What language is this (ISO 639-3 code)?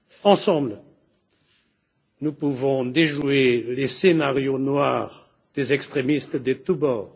fra